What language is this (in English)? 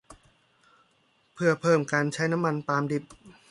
Thai